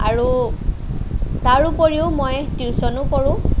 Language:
Assamese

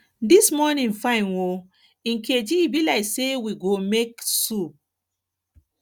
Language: Nigerian Pidgin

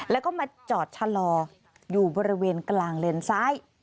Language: Thai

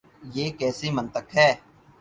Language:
Urdu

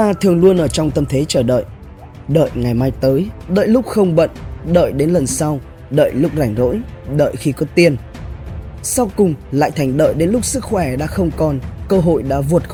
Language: Vietnamese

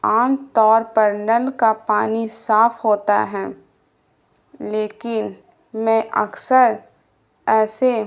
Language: Urdu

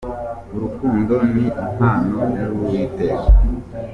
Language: Kinyarwanda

